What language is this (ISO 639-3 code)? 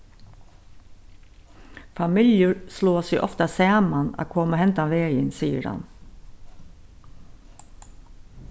fao